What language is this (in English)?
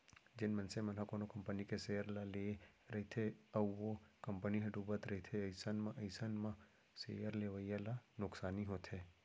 Chhattisgarhi